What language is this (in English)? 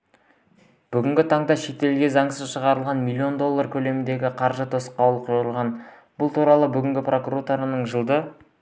Kazakh